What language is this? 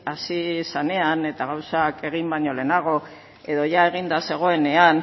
Basque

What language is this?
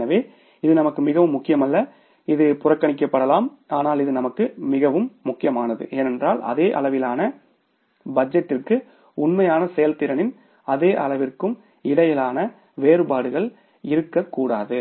Tamil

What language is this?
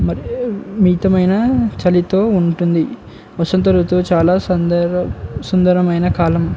Telugu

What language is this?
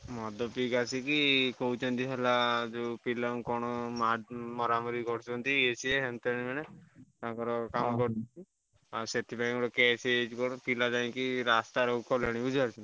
Odia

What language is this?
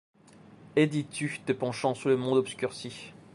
French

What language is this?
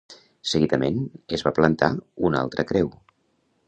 Catalan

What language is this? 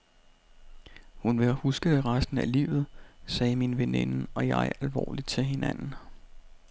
Danish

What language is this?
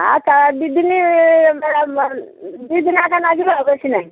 Odia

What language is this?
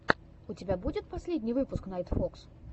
Russian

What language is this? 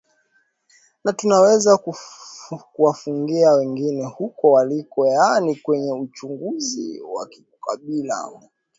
Swahili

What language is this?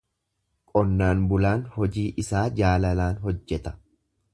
Oromo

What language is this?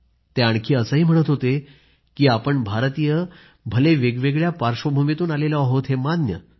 Marathi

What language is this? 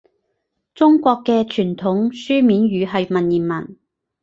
Cantonese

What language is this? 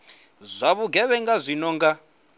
Venda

